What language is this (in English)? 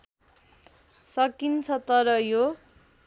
Nepali